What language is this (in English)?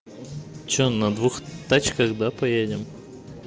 Russian